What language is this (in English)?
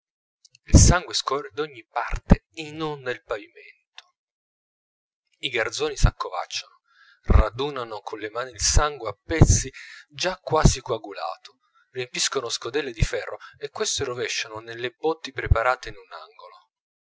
Italian